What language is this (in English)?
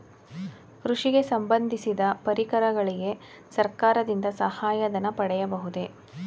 Kannada